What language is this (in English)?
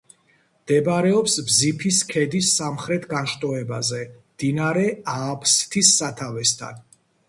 Georgian